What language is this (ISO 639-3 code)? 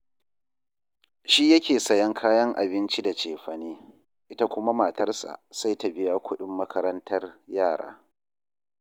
hau